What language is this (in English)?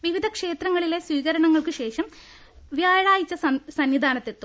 Malayalam